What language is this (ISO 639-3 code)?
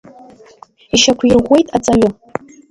abk